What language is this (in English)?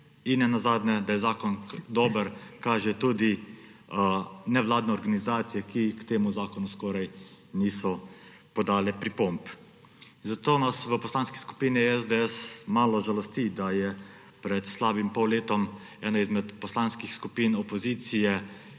Slovenian